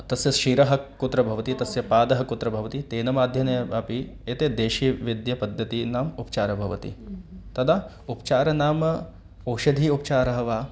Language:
Sanskrit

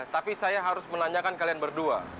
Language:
Indonesian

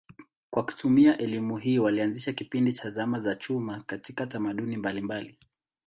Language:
Swahili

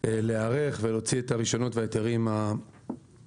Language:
Hebrew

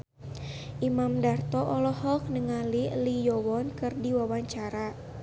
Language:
Sundanese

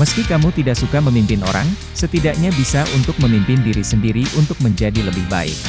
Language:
Indonesian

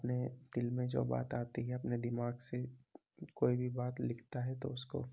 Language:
Urdu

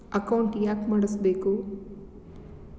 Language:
Kannada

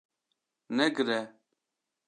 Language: Kurdish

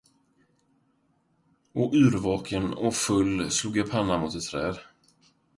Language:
Swedish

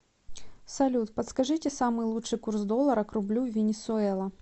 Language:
Russian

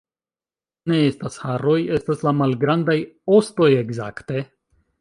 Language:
Esperanto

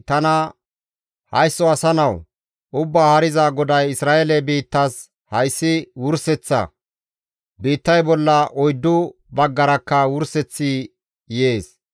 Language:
Gamo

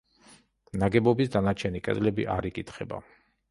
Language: Georgian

